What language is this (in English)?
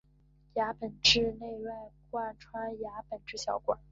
Chinese